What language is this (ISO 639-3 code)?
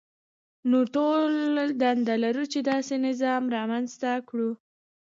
pus